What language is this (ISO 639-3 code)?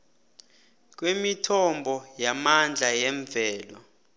nbl